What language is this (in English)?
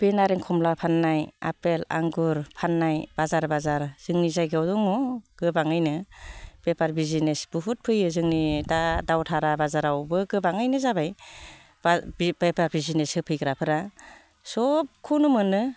Bodo